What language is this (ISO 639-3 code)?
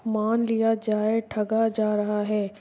urd